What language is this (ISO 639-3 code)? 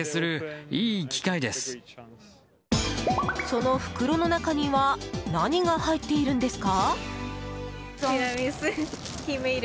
jpn